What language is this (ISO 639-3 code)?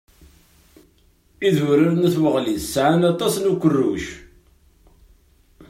kab